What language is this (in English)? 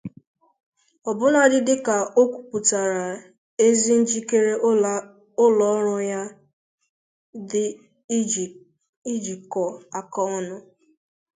Igbo